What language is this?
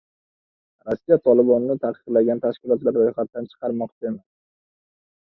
Uzbek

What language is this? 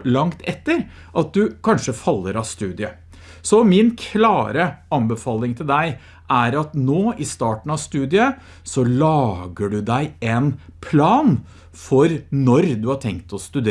Norwegian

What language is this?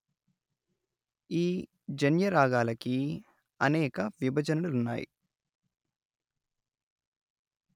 Telugu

